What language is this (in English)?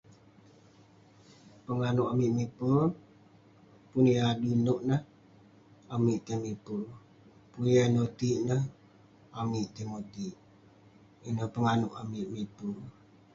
Western Penan